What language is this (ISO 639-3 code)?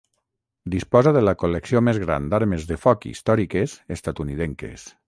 cat